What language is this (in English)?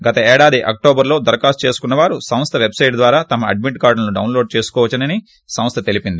Telugu